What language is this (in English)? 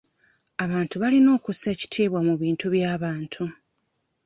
Ganda